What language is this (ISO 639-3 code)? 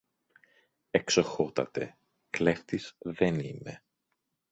ell